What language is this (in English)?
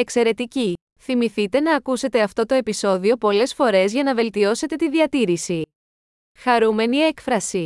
Greek